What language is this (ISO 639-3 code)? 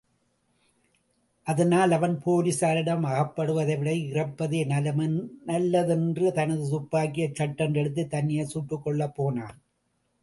tam